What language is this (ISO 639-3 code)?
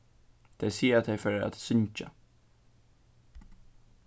fao